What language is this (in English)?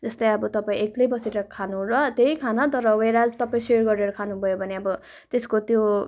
Nepali